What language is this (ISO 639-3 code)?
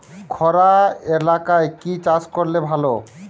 ben